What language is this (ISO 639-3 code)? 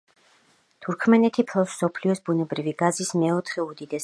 kat